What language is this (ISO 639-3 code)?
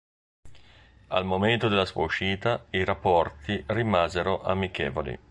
ita